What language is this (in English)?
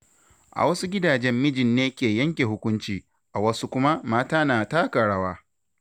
Hausa